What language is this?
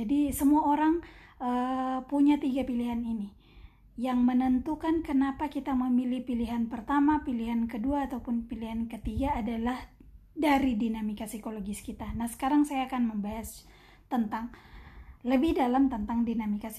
Indonesian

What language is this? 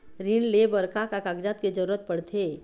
Chhattisgarhi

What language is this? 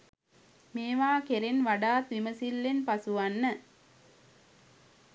Sinhala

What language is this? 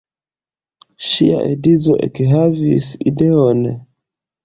Esperanto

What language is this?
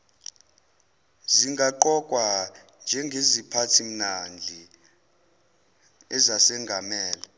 Zulu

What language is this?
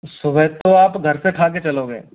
Hindi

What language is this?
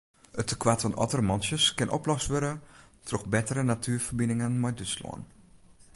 Western Frisian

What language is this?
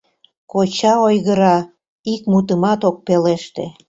Mari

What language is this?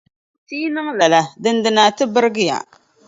Dagbani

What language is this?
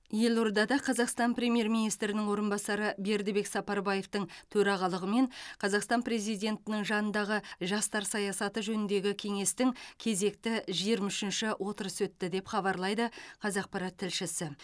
Kazakh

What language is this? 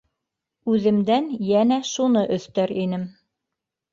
Bashkir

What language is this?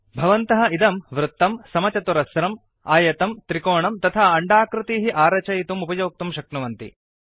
Sanskrit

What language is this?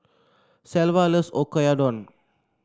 English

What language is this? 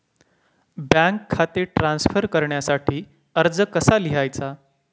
Marathi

